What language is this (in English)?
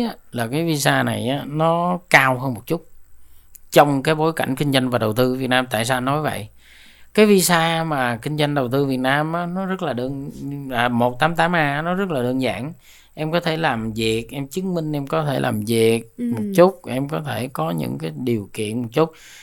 Vietnamese